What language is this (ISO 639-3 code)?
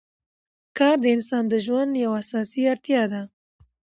pus